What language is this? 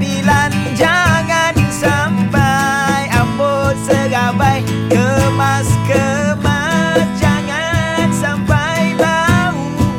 Malay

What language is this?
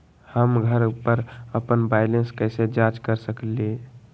Magahi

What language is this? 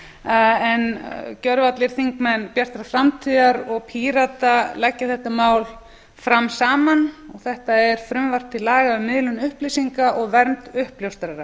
Icelandic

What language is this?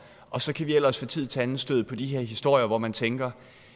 Danish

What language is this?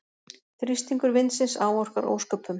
Icelandic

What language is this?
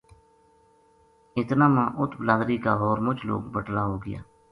Gujari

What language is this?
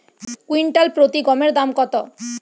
Bangla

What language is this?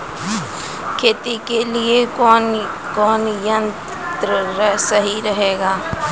Maithili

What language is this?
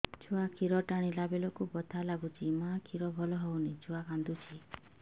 Odia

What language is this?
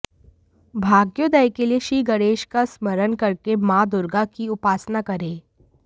Hindi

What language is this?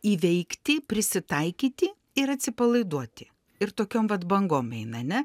Lithuanian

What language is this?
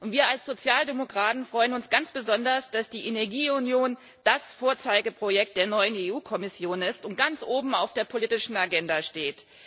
German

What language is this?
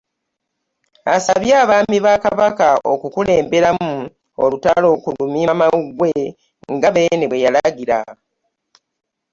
Ganda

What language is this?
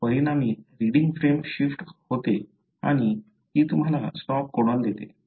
Marathi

